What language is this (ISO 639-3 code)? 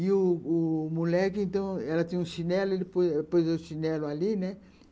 por